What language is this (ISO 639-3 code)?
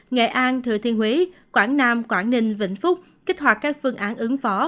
vie